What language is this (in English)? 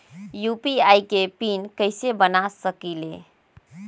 Magahi